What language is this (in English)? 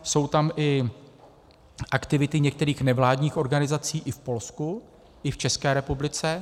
Czech